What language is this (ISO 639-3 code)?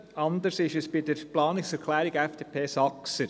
gsw